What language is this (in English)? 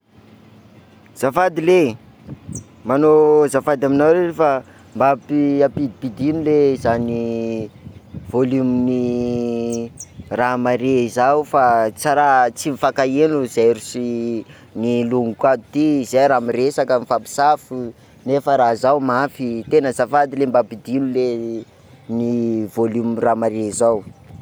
Sakalava Malagasy